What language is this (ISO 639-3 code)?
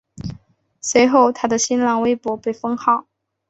zho